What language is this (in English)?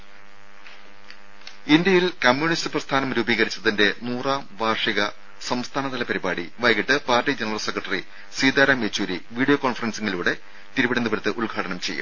Malayalam